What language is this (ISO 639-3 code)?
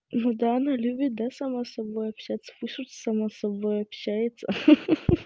rus